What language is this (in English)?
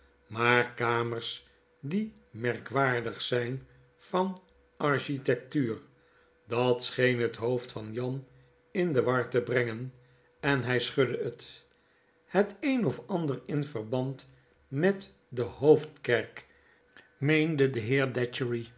Dutch